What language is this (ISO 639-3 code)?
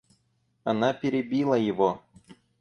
rus